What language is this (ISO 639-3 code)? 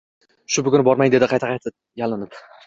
uzb